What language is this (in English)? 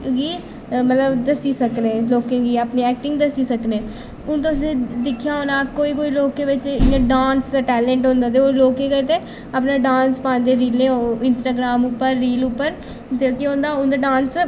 Dogri